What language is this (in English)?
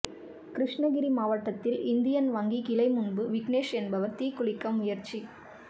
Tamil